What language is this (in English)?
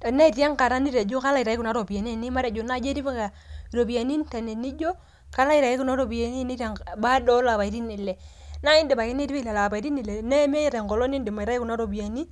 Masai